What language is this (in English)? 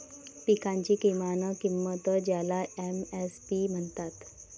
Marathi